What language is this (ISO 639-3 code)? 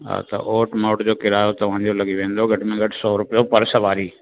snd